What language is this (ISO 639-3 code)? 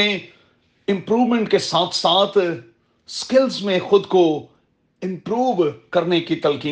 urd